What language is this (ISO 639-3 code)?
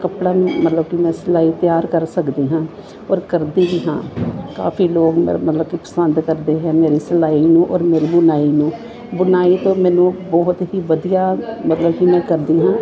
pan